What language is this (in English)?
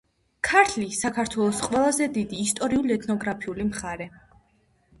Georgian